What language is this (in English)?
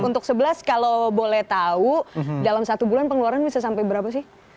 Indonesian